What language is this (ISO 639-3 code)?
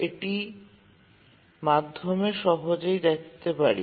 ben